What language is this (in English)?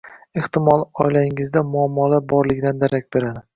Uzbek